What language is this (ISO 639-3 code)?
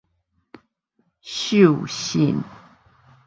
nan